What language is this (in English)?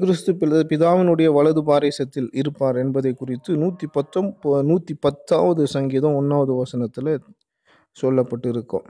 Tamil